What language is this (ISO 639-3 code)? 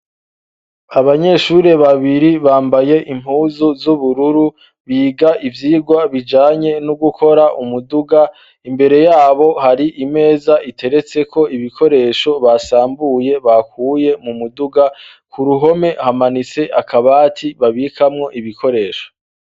run